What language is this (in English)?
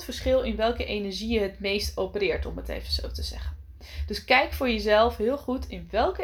Dutch